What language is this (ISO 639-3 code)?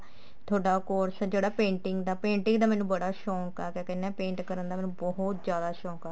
pan